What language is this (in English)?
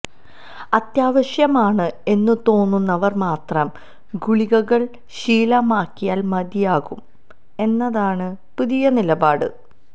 Malayalam